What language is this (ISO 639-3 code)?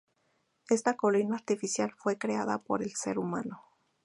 spa